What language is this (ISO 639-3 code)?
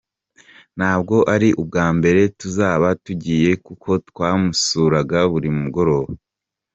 kin